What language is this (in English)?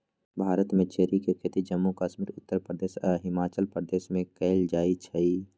Magahi